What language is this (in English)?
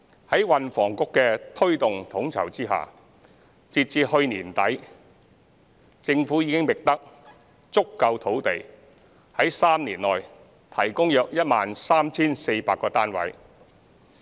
Cantonese